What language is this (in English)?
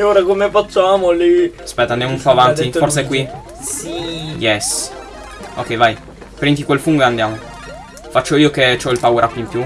Italian